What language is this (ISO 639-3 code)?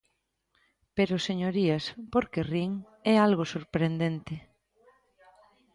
glg